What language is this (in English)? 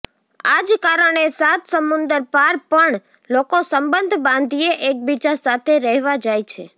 Gujarati